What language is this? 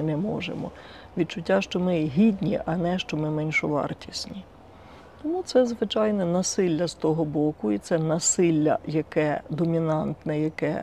Ukrainian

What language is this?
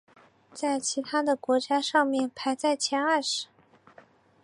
Chinese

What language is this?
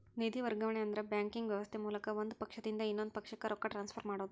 Kannada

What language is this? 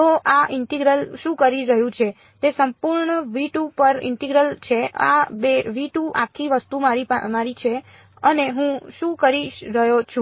Gujarati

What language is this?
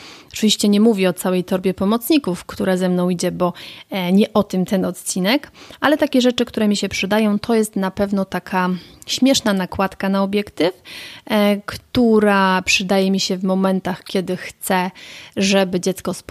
Polish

